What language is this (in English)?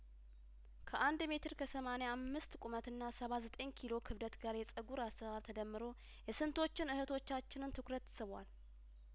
Amharic